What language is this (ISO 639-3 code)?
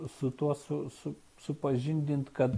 lit